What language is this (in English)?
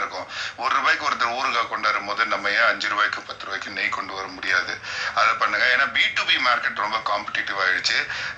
Tamil